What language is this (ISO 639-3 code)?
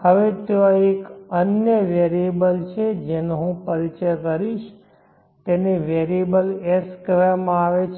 guj